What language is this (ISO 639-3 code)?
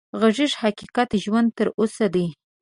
pus